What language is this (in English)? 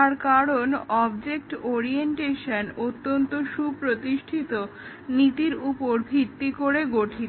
Bangla